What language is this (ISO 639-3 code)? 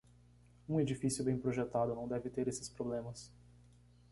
por